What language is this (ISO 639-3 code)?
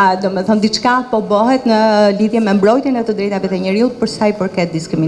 ron